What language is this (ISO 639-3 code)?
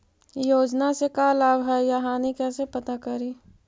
mag